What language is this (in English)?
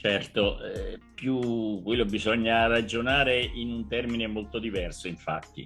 Italian